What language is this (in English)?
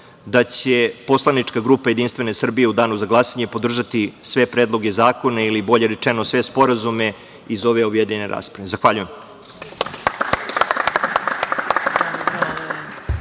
Serbian